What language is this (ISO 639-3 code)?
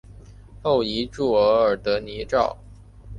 zho